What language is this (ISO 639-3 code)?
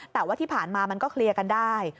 tha